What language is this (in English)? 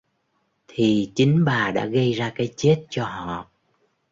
Vietnamese